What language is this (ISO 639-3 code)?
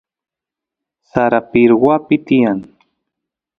qus